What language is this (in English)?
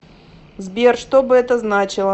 Russian